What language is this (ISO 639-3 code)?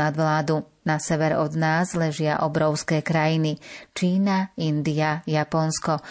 slk